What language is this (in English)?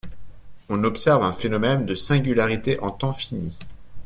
French